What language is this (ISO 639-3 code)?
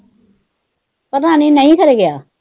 pan